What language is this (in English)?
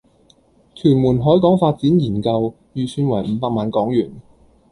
Cantonese